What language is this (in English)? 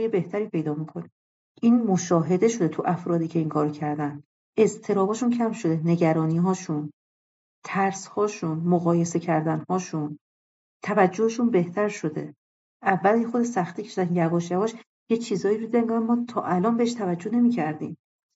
Persian